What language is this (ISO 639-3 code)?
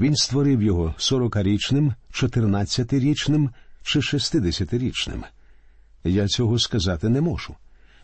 ukr